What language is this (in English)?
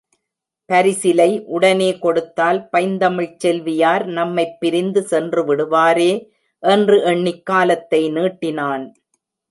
Tamil